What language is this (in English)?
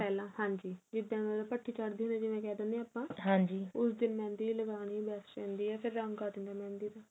Punjabi